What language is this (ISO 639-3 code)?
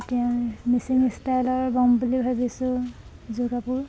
asm